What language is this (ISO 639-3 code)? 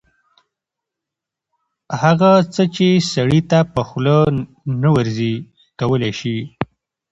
pus